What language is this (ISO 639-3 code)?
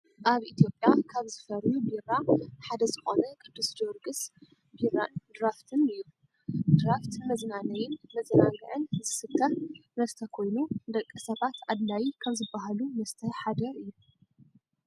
tir